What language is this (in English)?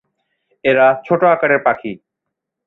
Bangla